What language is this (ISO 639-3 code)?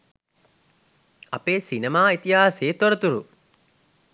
sin